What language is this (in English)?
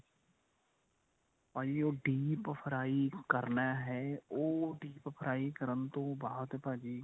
Punjabi